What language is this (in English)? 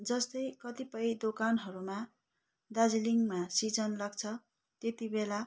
Nepali